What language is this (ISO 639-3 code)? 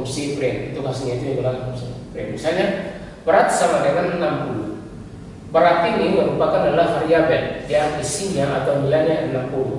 ind